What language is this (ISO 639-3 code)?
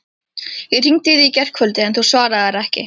isl